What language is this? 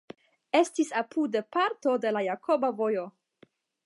Esperanto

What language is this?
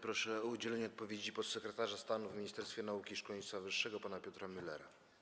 Polish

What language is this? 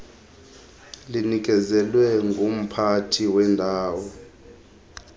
Xhosa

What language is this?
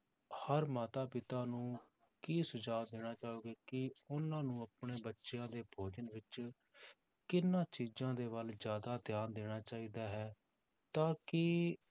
Punjabi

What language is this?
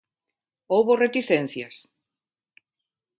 Galician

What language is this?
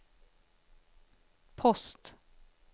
Swedish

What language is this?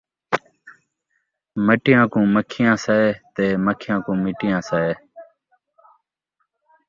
Saraiki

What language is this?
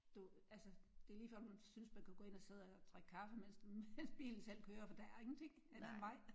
Danish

